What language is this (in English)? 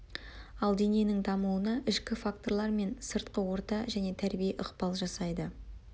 Kazakh